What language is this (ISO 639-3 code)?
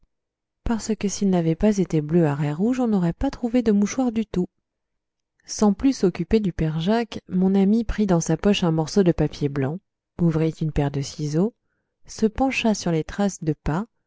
fra